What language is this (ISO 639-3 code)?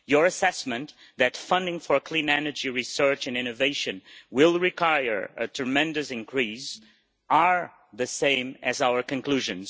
eng